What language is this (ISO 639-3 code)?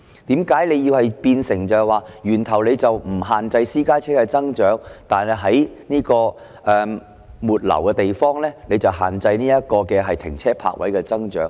yue